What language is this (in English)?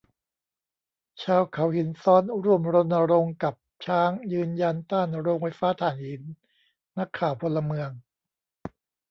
Thai